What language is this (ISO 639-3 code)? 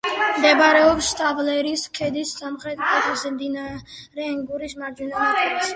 kat